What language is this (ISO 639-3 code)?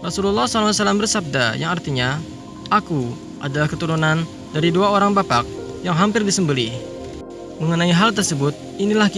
ind